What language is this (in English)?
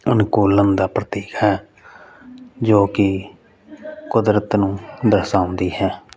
Punjabi